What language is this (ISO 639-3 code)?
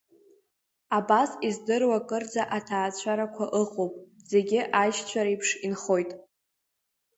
abk